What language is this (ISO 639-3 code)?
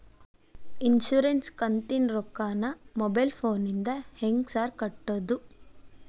kan